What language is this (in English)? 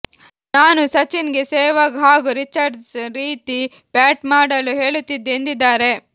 Kannada